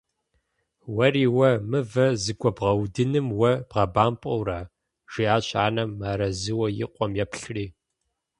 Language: Kabardian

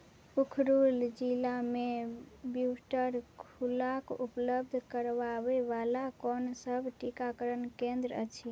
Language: Maithili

